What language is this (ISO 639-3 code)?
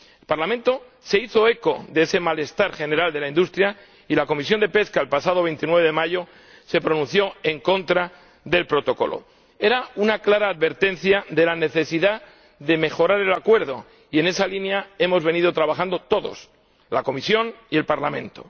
spa